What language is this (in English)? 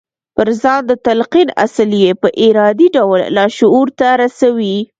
Pashto